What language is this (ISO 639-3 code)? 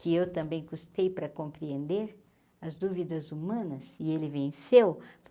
por